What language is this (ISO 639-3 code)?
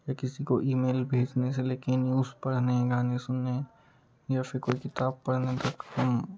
hin